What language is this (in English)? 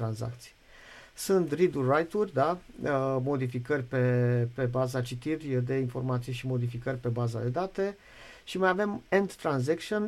Romanian